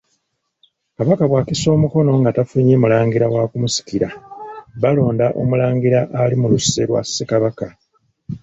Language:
Ganda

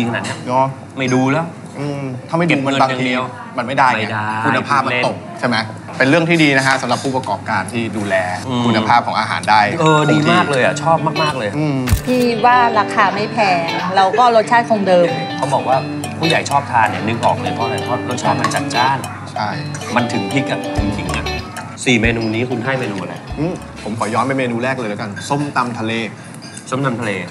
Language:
Thai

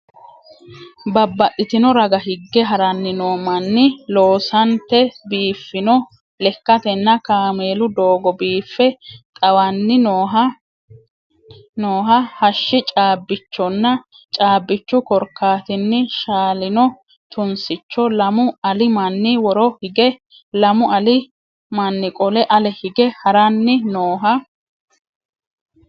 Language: Sidamo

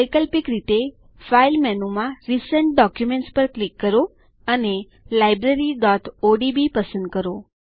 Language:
Gujarati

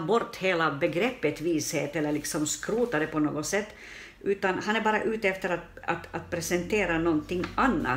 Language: Swedish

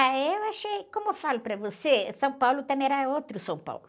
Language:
Portuguese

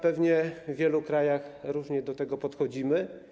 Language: Polish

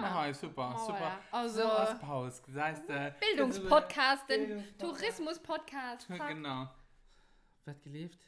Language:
German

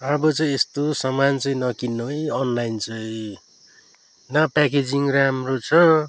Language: Nepali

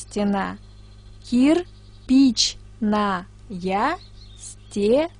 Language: Russian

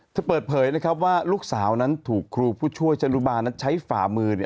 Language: Thai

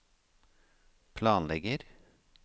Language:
Norwegian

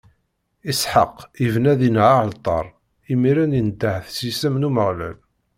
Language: Kabyle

